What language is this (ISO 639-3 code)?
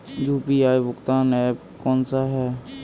hin